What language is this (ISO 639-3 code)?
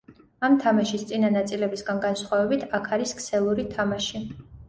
kat